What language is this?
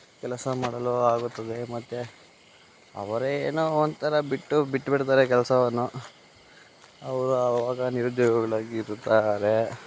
Kannada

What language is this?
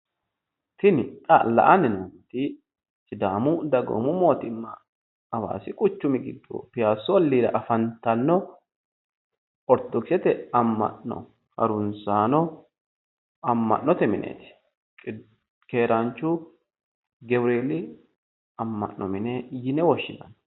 Sidamo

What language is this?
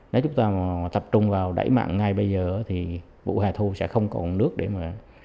Vietnamese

